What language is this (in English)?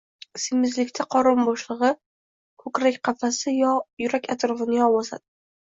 Uzbek